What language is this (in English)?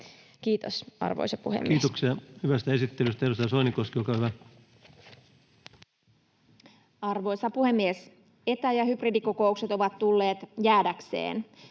Finnish